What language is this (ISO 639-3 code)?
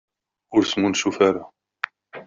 kab